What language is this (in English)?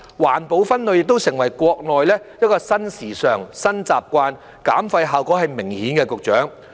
Cantonese